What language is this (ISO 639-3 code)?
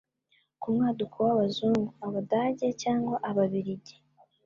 kin